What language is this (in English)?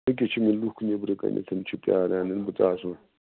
Kashmiri